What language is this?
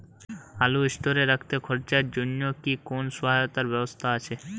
Bangla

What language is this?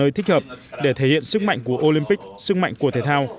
Vietnamese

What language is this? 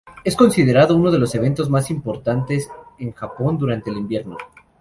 Spanish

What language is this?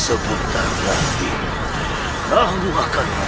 Indonesian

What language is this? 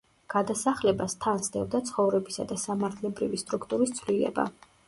Georgian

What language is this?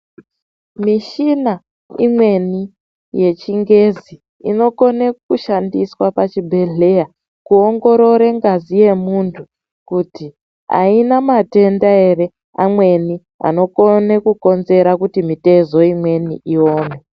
Ndau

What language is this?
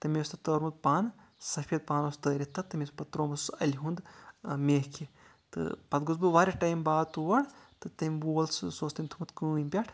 Kashmiri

